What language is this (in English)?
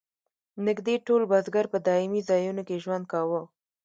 Pashto